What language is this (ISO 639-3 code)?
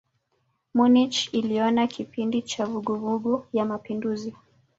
swa